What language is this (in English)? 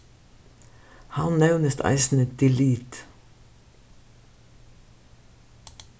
Faroese